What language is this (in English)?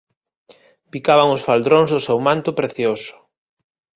Galician